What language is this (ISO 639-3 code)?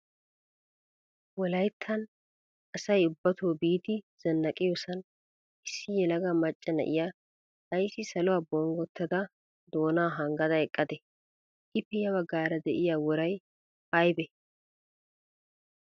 wal